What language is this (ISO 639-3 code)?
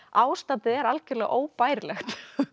isl